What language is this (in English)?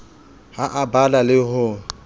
Southern Sotho